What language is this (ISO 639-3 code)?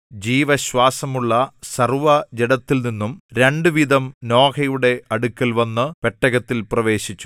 mal